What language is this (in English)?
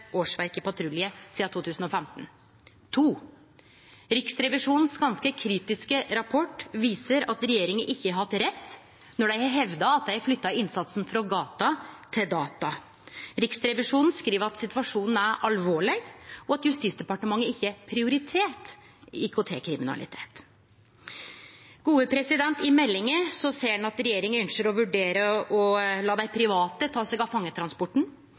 Norwegian Nynorsk